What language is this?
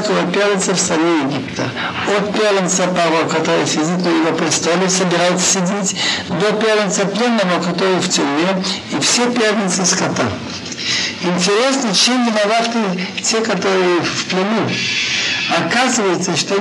Russian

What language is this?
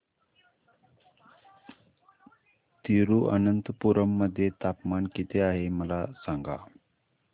Marathi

